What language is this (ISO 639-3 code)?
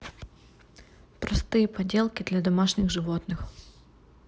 rus